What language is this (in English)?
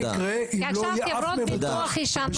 Hebrew